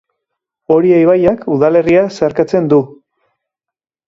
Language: Basque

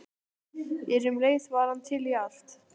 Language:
Icelandic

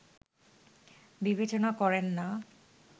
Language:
Bangla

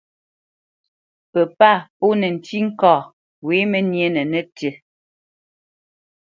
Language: Bamenyam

